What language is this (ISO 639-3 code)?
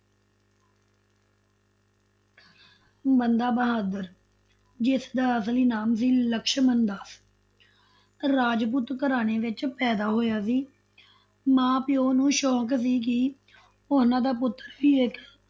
pan